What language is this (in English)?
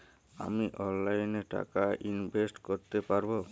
Bangla